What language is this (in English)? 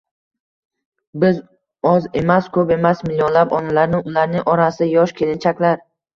Uzbek